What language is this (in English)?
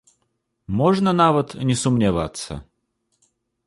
Belarusian